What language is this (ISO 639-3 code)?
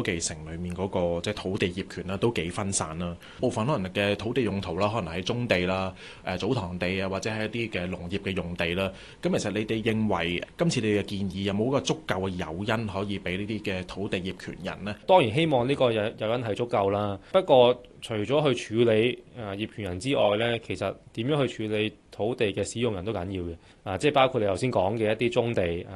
zho